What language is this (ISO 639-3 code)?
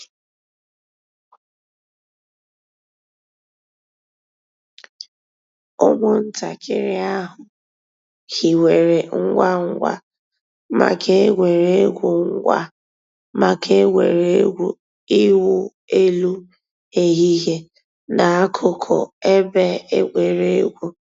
ibo